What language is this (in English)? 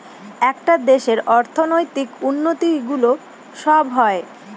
Bangla